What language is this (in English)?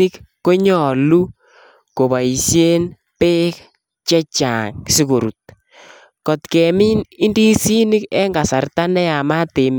Kalenjin